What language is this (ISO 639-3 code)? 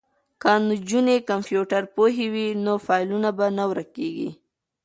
pus